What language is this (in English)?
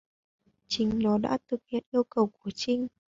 Vietnamese